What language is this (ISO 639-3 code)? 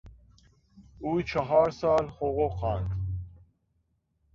fas